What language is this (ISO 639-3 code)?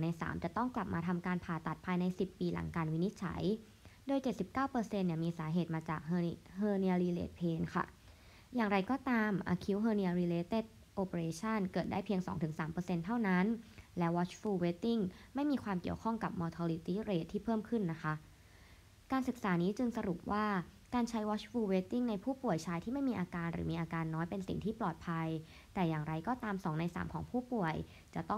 tha